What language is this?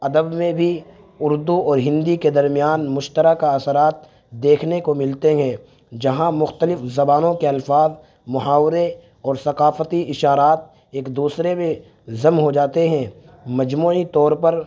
Urdu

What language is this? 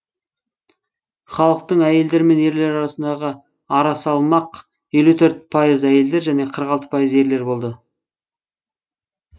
Kazakh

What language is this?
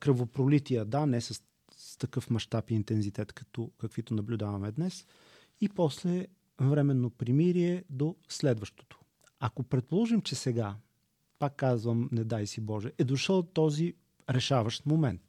Bulgarian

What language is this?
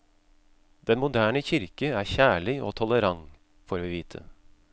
Norwegian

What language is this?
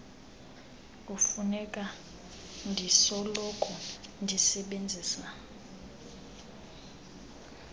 Xhosa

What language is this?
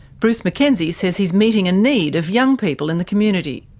English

